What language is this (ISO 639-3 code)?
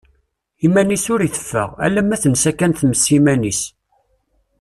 kab